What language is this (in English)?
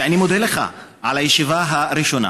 Hebrew